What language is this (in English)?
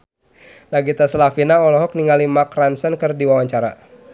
Sundanese